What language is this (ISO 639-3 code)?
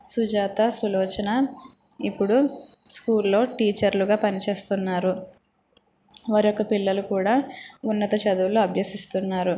tel